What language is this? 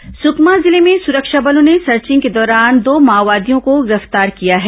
Hindi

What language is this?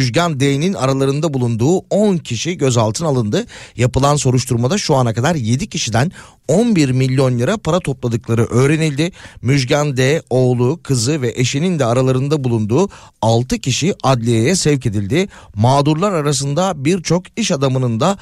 Turkish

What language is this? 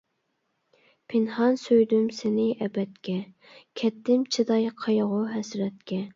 Uyghur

